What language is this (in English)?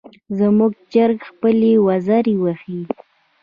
Pashto